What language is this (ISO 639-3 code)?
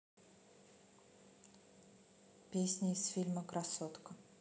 rus